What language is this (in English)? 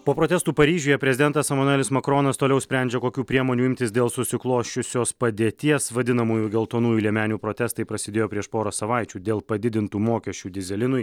Lithuanian